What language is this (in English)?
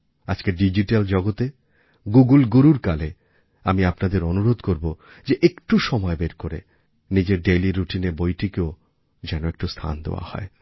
Bangla